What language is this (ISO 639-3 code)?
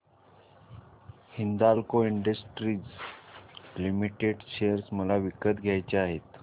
mar